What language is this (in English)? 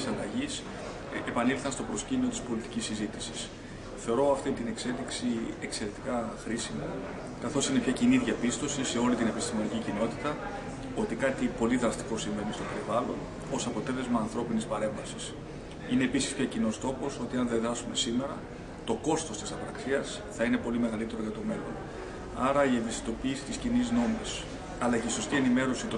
Greek